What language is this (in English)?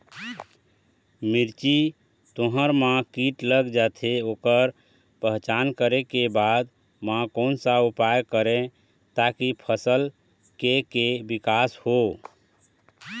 Chhattisgarhi